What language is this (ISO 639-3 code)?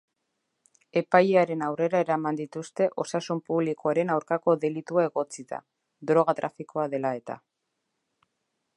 eus